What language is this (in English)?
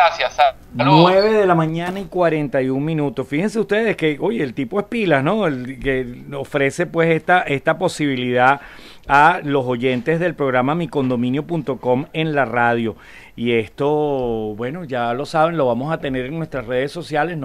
Spanish